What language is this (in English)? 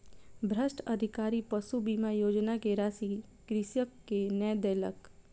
Maithili